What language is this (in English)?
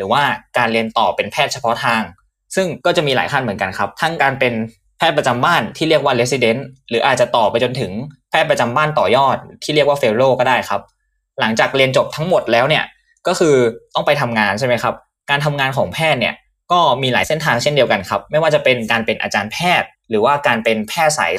Thai